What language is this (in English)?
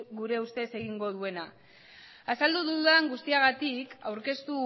Basque